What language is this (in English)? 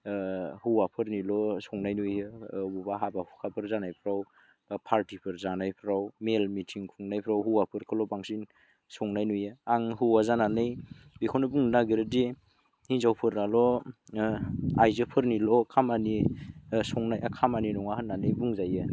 Bodo